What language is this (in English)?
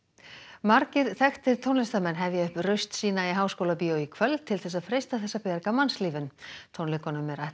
Icelandic